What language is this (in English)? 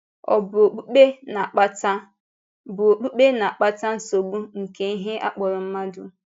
Igbo